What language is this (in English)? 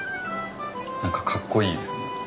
Japanese